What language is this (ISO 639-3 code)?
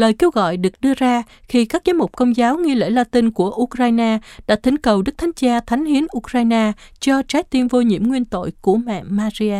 vie